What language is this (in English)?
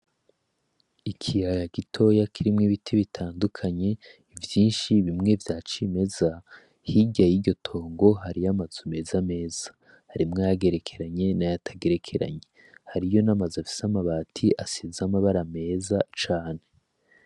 Rundi